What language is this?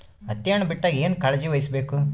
Kannada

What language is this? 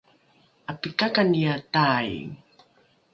Rukai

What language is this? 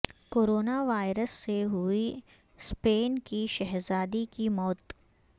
Urdu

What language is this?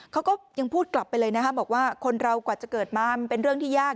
Thai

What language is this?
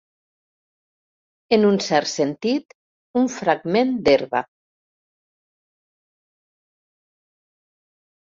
Catalan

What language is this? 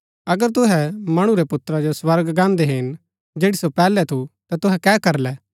Gaddi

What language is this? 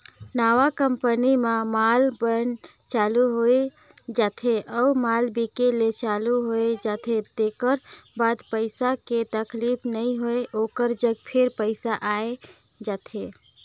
Chhattisgarhi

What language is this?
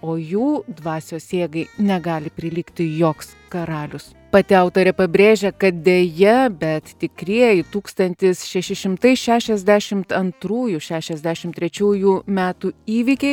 Lithuanian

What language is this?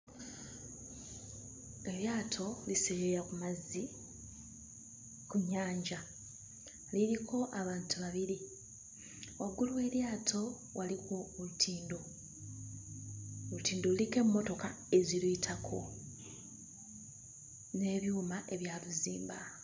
Ganda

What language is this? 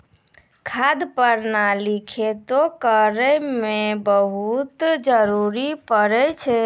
Maithili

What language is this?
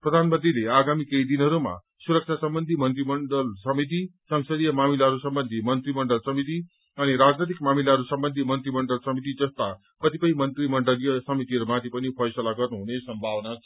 Nepali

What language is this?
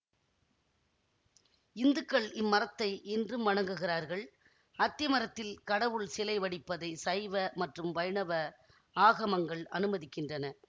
Tamil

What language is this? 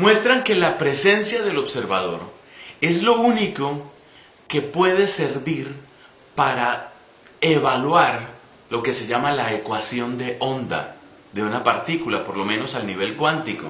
Spanish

